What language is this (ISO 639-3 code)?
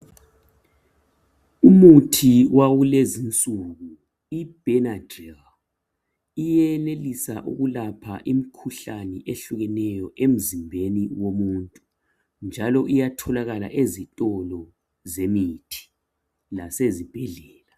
nde